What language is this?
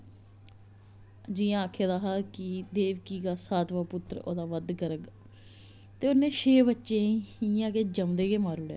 Dogri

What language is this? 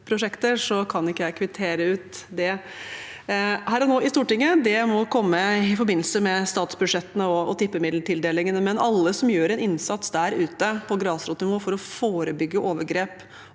Norwegian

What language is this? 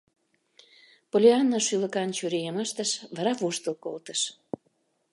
Mari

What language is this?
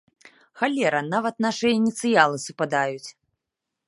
Belarusian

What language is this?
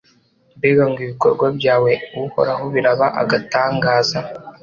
Kinyarwanda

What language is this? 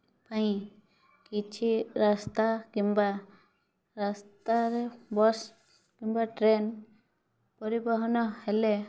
Odia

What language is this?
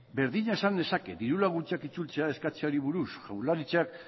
Basque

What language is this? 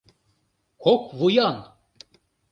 Mari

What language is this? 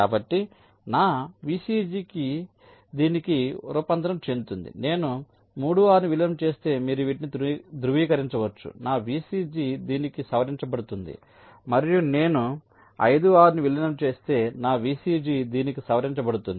Telugu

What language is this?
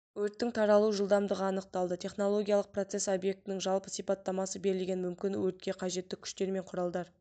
Kazakh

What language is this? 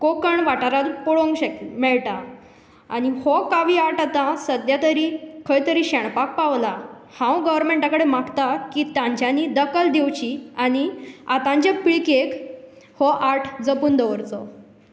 Konkani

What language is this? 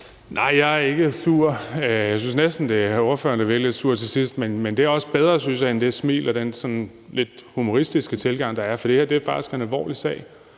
Danish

